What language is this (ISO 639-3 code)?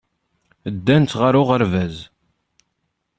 kab